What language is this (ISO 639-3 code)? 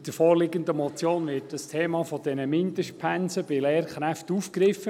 gsw